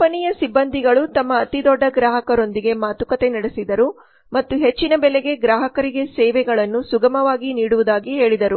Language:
Kannada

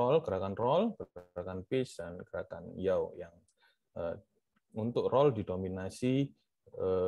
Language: Indonesian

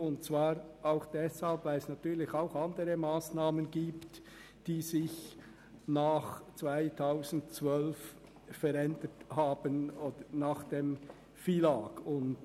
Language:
Swiss German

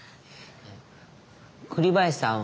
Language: Japanese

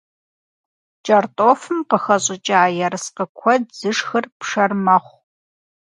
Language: Kabardian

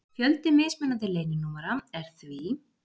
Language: Icelandic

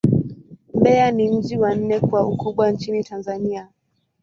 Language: Swahili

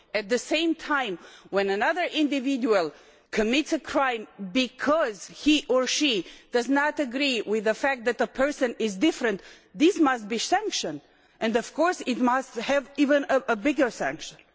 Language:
English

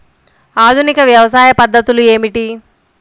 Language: Telugu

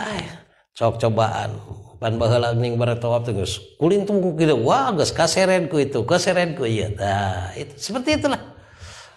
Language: Indonesian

